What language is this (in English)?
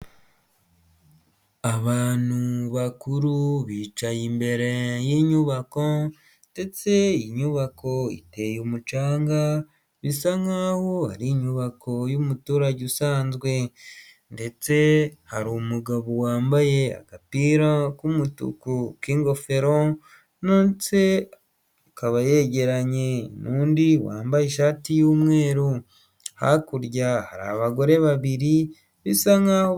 Kinyarwanda